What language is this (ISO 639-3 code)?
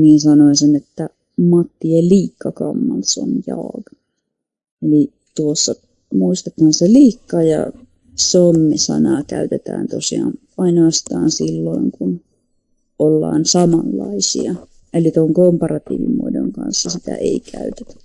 fin